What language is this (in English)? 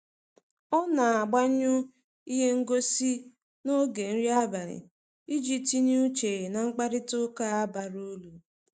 Igbo